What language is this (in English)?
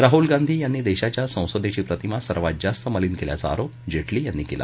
Marathi